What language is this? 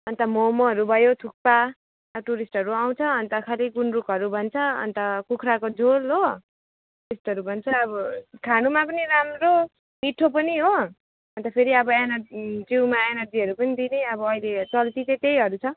Nepali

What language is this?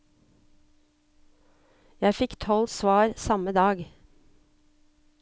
Norwegian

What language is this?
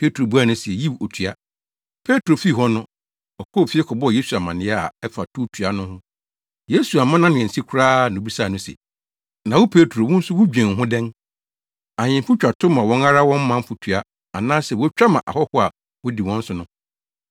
Akan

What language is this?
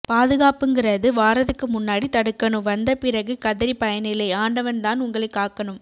Tamil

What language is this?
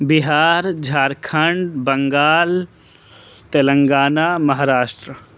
Urdu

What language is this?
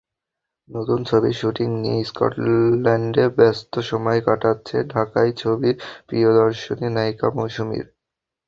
Bangla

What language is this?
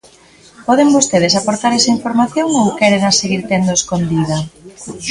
Galician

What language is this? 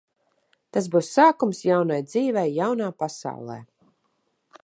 Latvian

